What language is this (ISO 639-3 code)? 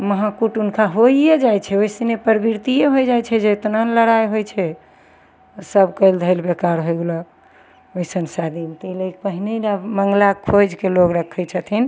mai